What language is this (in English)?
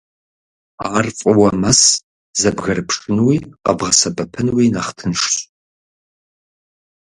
Kabardian